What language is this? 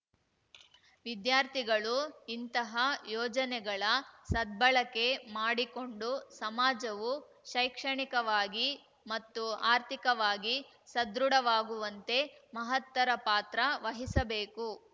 Kannada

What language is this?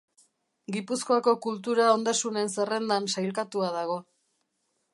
Basque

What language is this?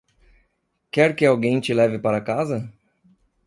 Portuguese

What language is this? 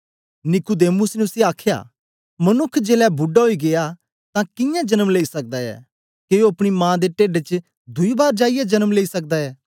Dogri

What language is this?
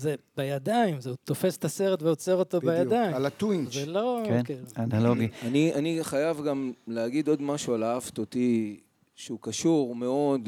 Hebrew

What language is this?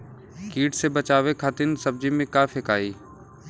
Bhojpuri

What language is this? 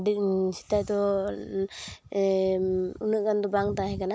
Santali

